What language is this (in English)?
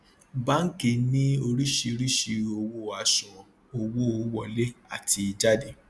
Yoruba